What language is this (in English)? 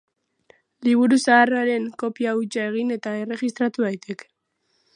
Basque